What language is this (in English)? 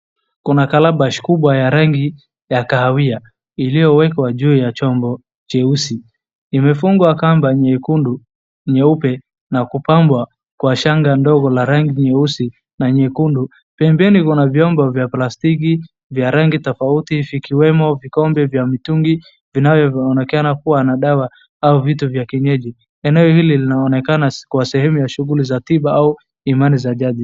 Swahili